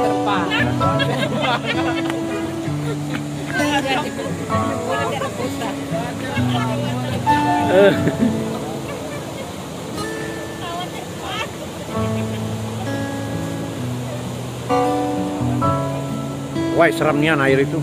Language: Indonesian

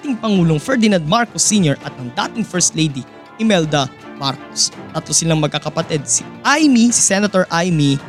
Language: Filipino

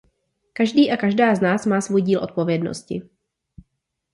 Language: Czech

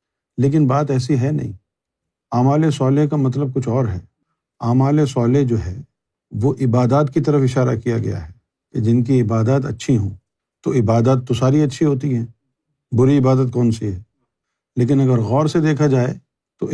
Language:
Urdu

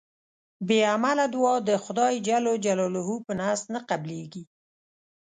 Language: Pashto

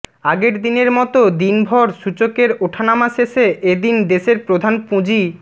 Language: Bangla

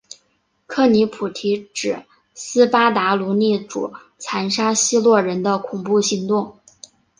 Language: Chinese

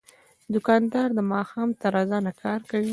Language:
Pashto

